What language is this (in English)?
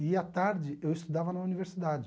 Portuguese